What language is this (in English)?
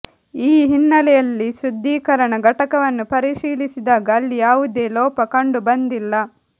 Kannada